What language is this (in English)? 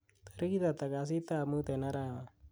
Kalenjin